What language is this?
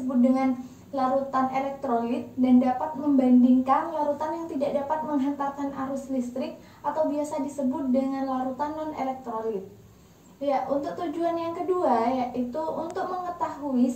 Indonesian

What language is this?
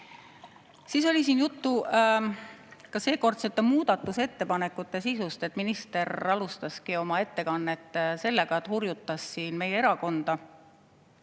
Estonian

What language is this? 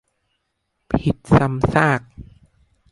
Thai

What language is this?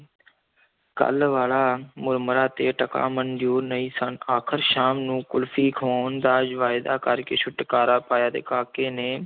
Punjabi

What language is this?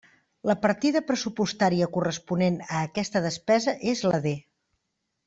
Catalan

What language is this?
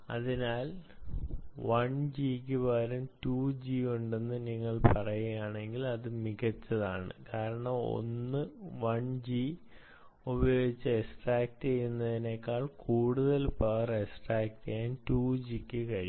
Malayalam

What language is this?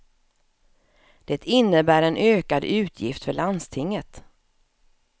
Swedish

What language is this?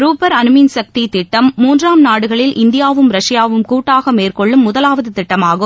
Tamil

